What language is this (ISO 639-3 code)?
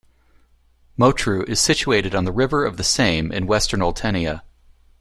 eng